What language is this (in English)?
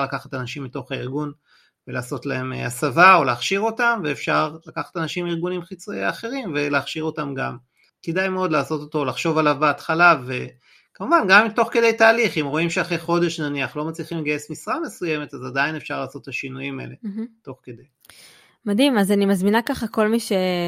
Hebrew